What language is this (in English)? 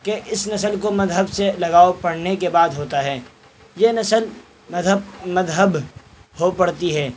Urdu